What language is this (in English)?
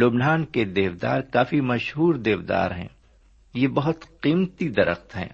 Urdu